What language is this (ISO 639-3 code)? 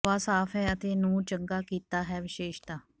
pan